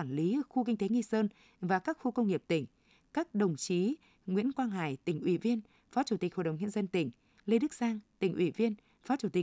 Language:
Vietnamese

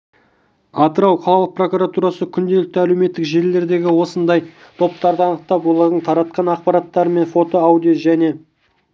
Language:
Kazakh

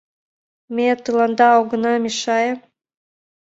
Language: Mari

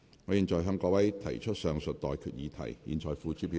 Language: Cantonese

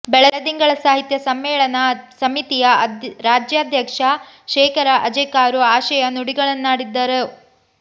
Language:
Kannada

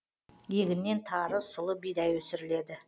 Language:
Kazakh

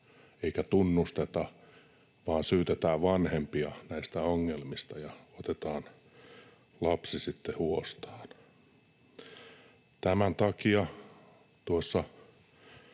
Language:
Finnish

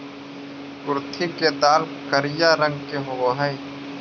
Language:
Magahi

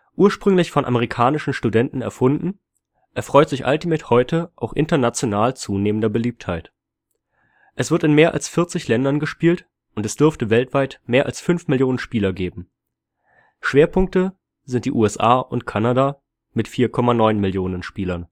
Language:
German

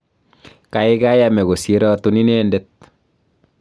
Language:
Kalenjin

